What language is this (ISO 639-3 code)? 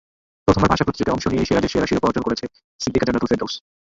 ben